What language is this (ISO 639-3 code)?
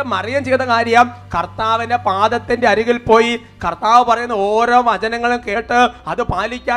mal